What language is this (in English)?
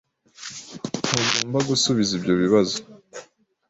Kinyarwanda